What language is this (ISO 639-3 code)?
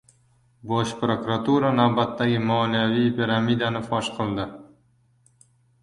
uzb